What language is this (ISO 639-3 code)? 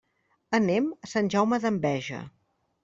cat